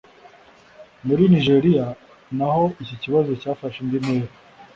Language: Kinyarwanda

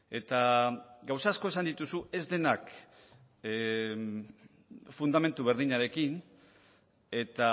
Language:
Basque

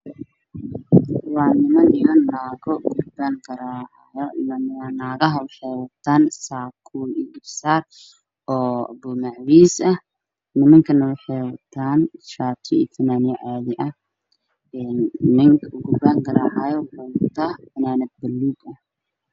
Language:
Somali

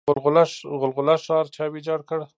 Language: Pashto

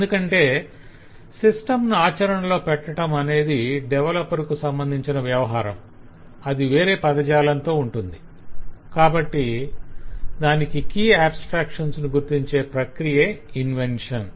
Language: Telugu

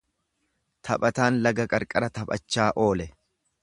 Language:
Oromo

